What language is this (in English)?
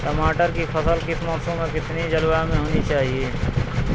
Hindi